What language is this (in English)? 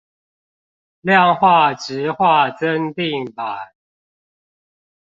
Chinese